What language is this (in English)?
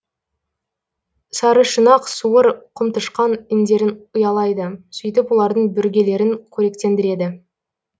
Kazakh